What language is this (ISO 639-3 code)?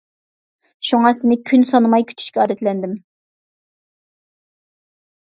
uig